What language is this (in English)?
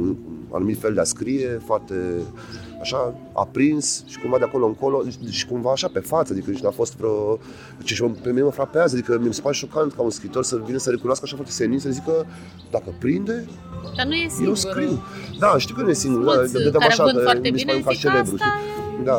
Romanian